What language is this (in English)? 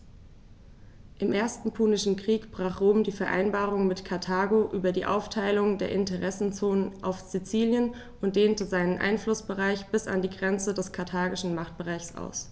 German